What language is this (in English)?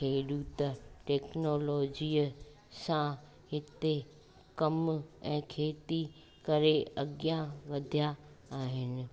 Sindhi